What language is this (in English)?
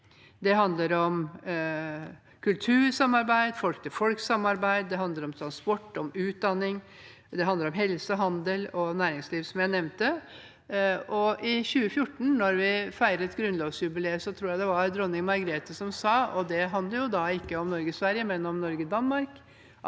Norwegian